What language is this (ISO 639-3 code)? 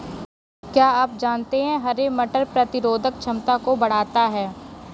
hin